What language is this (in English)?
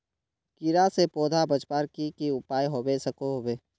Magahi